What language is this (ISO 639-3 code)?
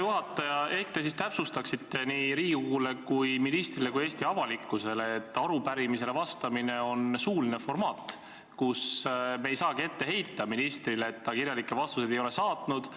est